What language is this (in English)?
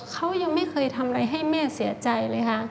Thai